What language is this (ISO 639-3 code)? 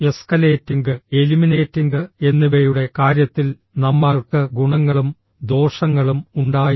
mal